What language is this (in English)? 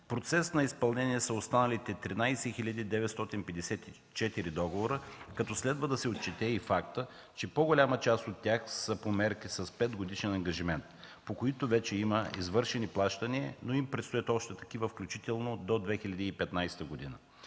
Bulgarian